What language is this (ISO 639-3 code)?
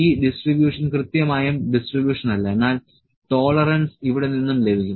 mal